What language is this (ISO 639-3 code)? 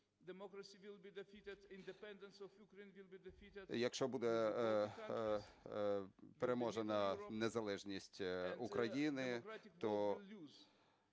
ukr